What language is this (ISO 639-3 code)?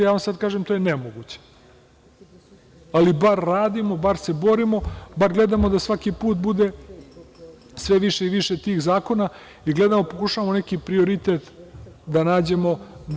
srp